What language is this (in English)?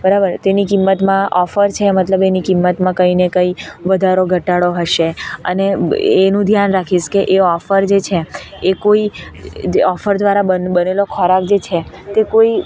Gujarati